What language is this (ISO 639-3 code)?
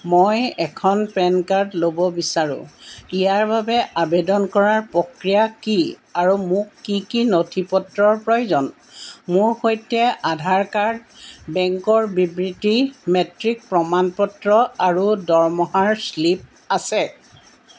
asm